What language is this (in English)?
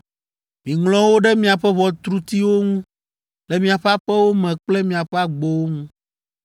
Ewe